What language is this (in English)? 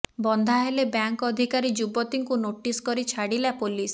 Odia